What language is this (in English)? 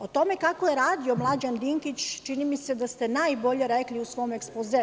Serbian